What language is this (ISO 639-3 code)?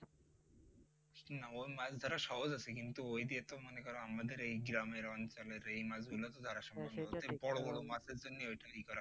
ben